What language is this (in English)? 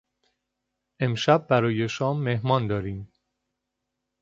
Persian